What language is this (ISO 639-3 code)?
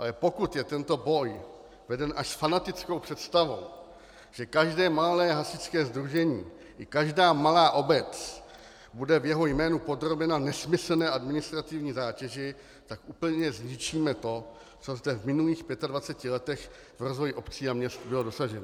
ces